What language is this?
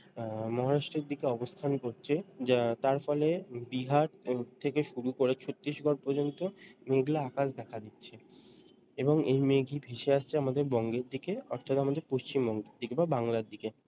Bangla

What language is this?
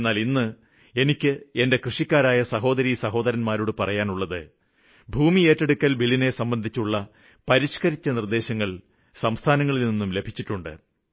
Malayalam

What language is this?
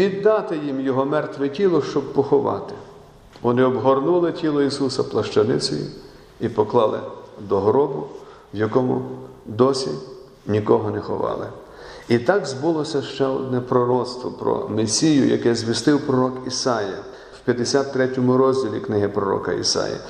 Ukrainian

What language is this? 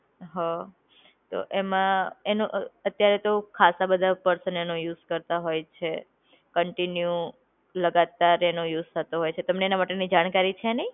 Gujarati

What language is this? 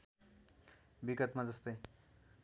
Nepali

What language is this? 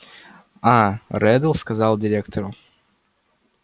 Russian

